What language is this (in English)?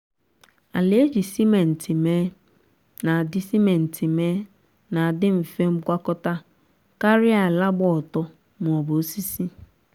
Igbo